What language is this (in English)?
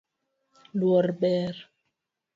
Luo (Kenya and Tanzania)